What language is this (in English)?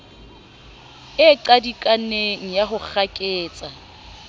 Southern Sotho